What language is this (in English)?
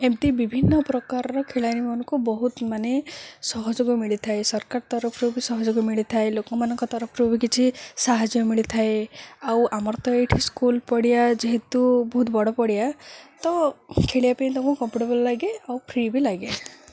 Odia